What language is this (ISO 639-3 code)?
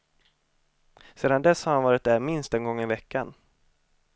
swe